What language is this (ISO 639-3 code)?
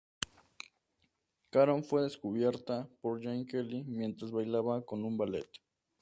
spa